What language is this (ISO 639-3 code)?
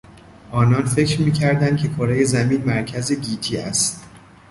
fas